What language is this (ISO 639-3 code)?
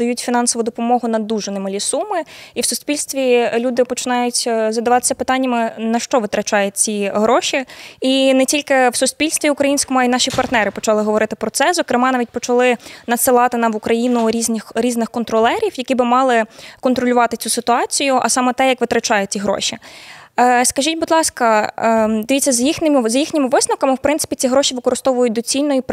ukr